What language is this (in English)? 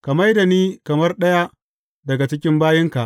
Hausa